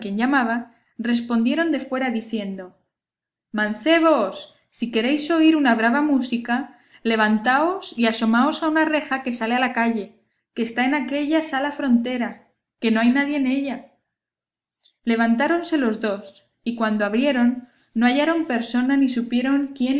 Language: Spanish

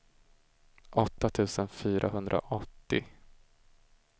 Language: Swedish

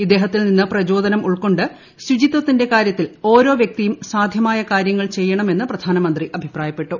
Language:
Malayalam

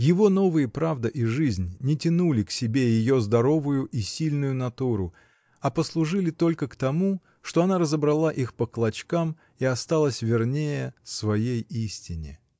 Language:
Russian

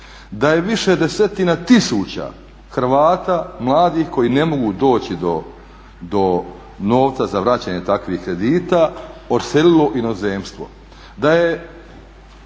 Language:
Croatian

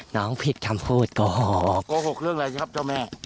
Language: Thai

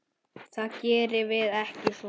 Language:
Icelandic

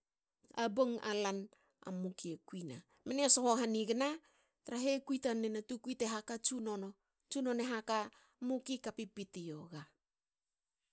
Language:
Hakö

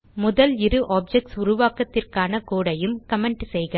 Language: Tamil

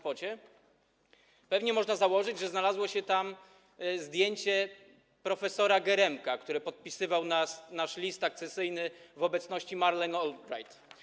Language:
Polish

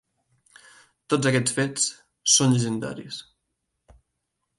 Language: Catalan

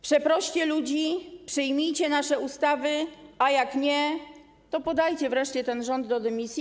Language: Polish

